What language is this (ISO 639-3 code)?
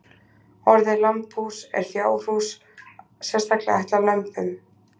isl